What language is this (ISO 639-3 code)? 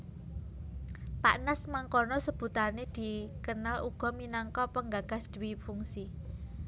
jav